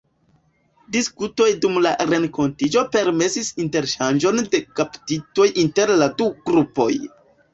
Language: Esperanto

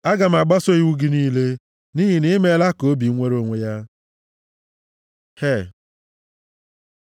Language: Igbo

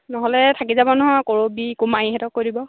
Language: Assamese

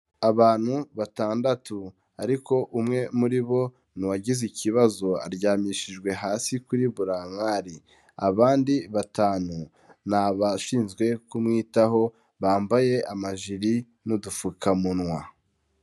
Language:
Kinyarwanda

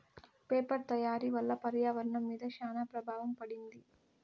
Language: Telugu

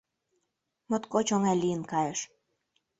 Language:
Mari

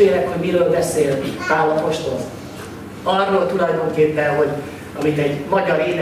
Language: Hungarian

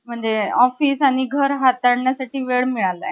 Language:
Marathi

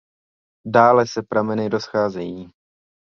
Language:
Czech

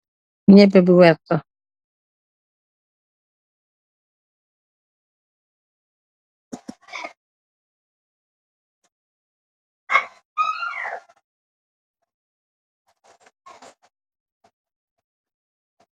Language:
Wolof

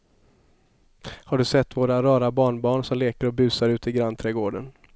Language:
Swedish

